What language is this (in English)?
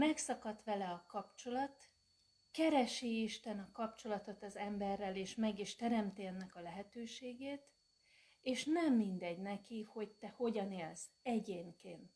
Hungarian